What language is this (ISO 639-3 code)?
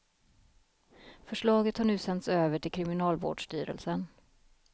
swe